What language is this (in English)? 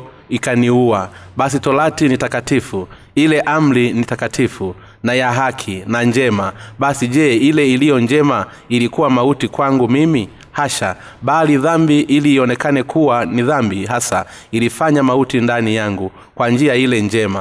Swahili